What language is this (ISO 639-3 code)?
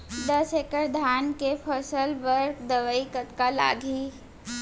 hne